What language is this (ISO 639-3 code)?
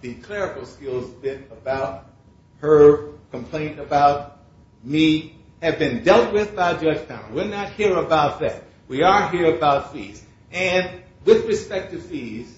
eng